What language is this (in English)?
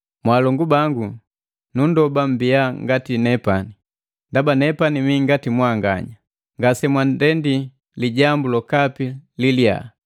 Matengo